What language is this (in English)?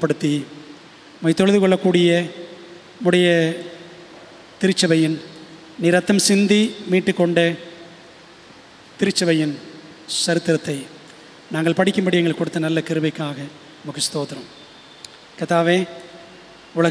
Tamil